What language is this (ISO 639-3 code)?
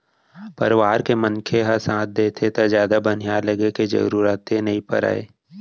hne